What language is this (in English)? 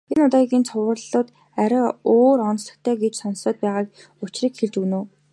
Mongolian